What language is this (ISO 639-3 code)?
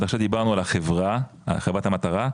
heb